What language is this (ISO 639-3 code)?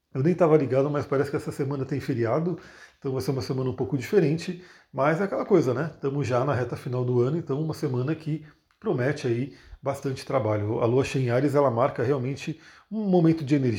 por